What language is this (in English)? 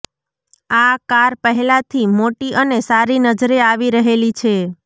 Gujarati